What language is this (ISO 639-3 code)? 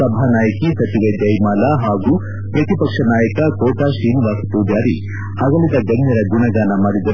kan